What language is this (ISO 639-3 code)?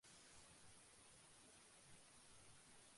ben